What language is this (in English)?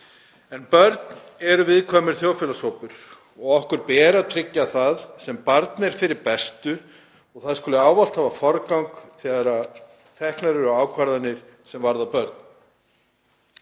Icelandic